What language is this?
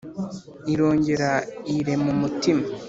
Kinyarwanda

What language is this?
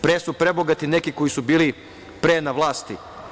Serbian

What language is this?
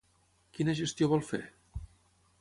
Catalan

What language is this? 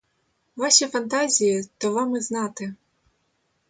Ukrainian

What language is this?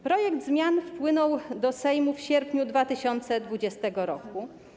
Polish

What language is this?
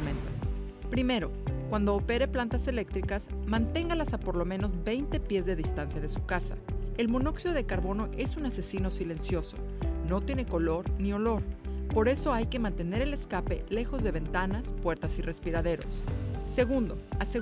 Spanish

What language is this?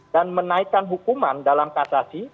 Indonesian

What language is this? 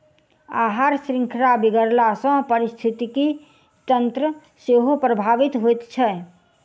Maithili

